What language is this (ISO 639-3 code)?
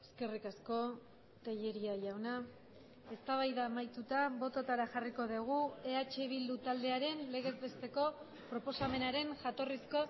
eus